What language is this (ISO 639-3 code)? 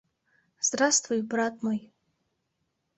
chm